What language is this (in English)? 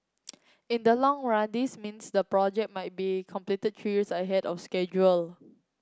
English